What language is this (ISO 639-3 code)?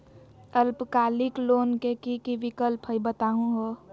mag